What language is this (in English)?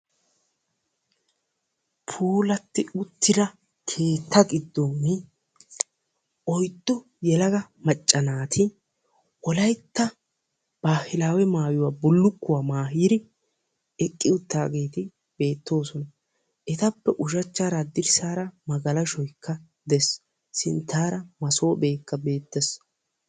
Wolaytta